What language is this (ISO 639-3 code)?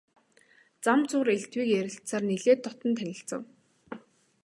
mon